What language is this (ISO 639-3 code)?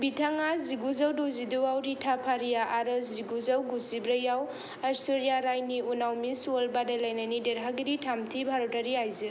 brx